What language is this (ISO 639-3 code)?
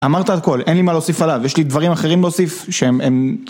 heb